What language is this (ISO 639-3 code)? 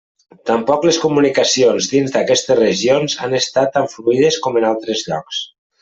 cat